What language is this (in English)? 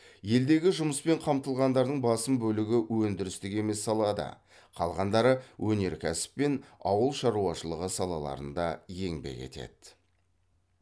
Kazakh